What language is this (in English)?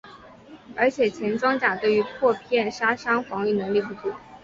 Chinese